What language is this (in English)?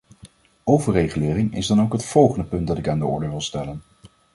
Dutch